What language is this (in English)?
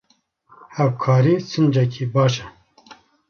Kurdish